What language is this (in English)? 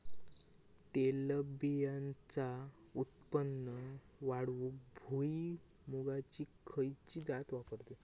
Marathi